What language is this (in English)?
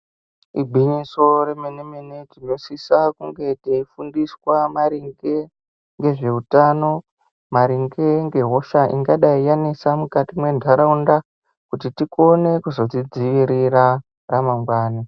Ndau